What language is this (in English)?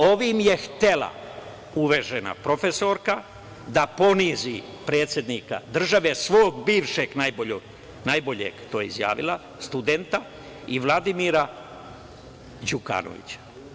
Serbian